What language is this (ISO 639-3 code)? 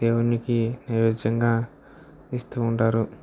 tel